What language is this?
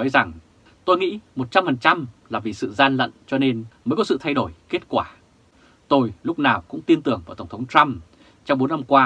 Vietnamese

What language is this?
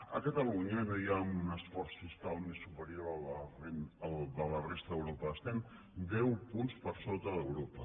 Catalan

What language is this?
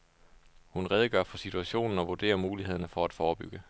Danish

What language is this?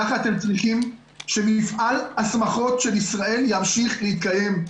Hebrew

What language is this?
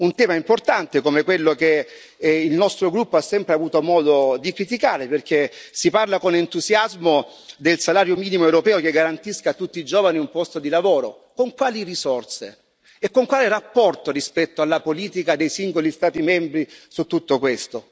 Italian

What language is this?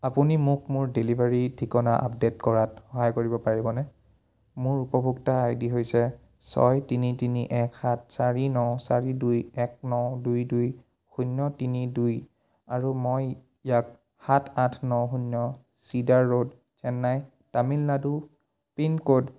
Assamese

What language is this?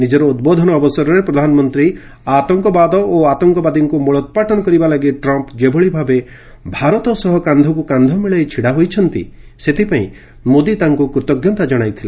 Odia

